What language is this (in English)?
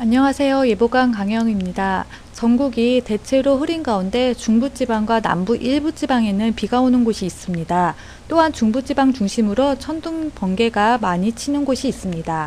Korean